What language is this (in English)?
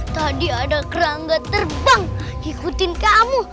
Indonesian